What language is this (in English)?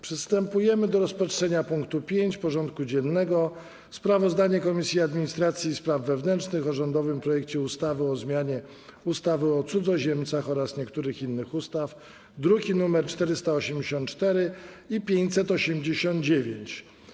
Polish